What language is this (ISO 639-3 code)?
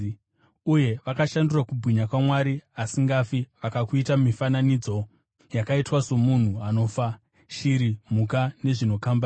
sna